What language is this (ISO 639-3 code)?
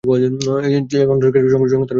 ben